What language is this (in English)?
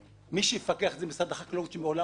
Hebrew